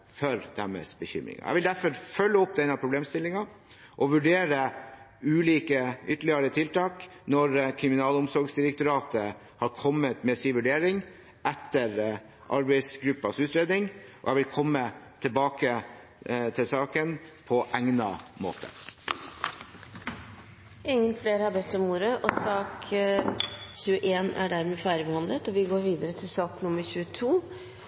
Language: Norwegian Bokmål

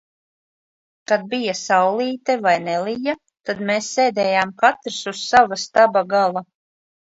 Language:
Latvian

